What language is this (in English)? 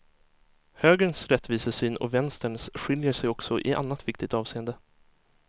Swedish